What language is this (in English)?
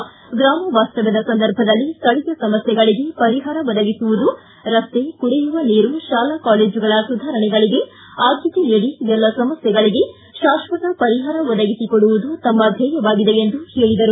Kannada